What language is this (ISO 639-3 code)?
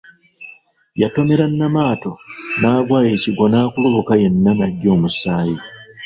lug